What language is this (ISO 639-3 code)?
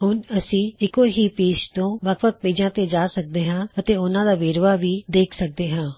pan